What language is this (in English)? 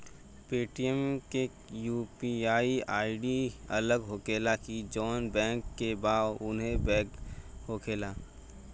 Bhojpuri